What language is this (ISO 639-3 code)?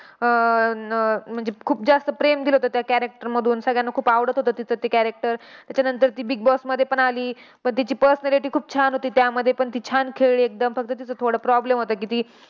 mar